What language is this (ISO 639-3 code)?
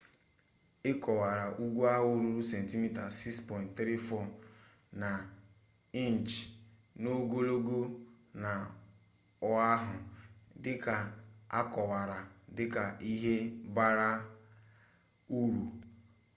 ibo